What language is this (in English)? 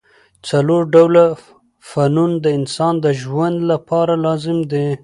Pashto